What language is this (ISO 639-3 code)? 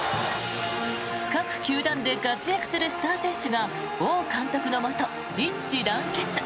jpn